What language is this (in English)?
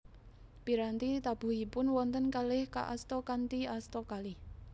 Javanese